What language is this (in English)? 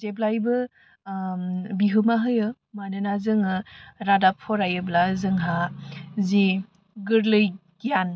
Bodo